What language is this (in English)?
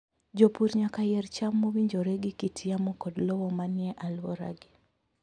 Luo (Kenya and Tanzania)